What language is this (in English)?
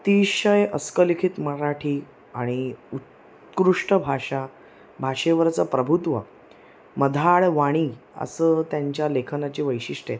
Marathi